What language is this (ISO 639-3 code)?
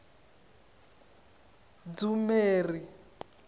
tso